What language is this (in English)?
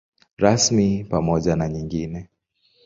Swahili